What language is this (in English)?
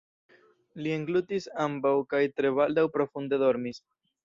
Esperanto